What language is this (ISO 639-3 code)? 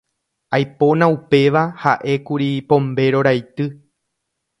grn